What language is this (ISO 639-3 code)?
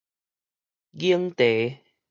nan